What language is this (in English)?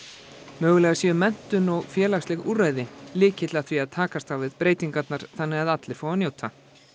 Icelandic